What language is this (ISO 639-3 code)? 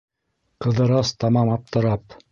bak